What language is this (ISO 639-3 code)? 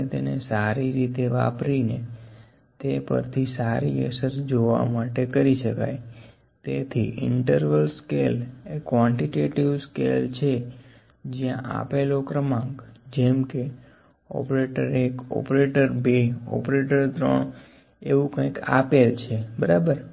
guj